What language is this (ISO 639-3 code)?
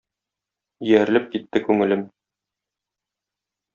tat